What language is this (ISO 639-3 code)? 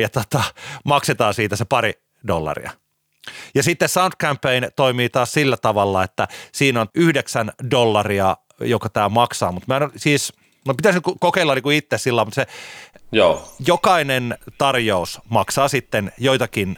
fin